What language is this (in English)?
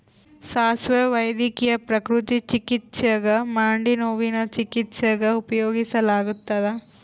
Kannada